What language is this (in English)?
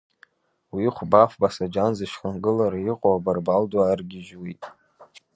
Abkhazian